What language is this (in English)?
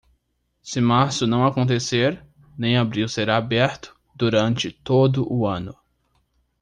Portuguese